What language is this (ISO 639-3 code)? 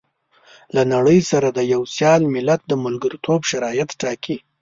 pus